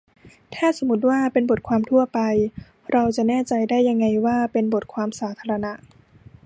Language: Thai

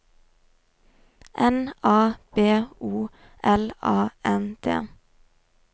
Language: Norwegian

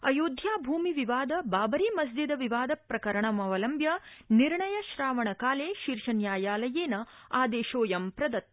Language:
Sanskrit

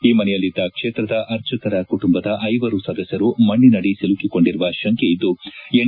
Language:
Kannada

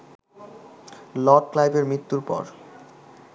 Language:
Bangla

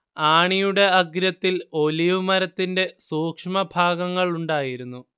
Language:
Malayalam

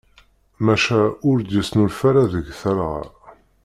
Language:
Kabyle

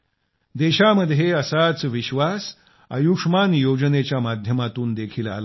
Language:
Marathi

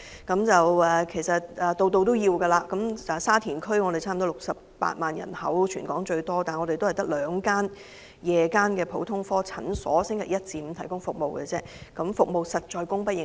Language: Cantonese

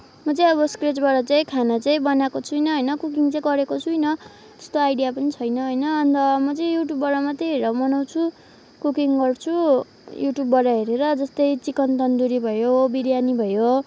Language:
Nepali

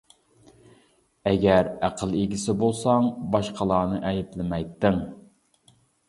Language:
Uyghur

